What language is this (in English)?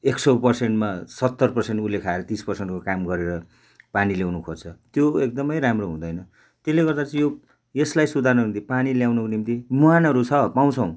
Nepali